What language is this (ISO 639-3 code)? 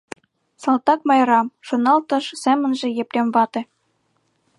chm